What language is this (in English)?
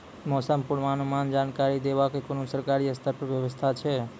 Maithili